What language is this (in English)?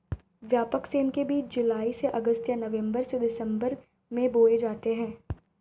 Hindi